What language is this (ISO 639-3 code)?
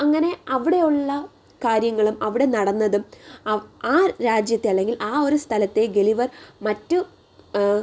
mal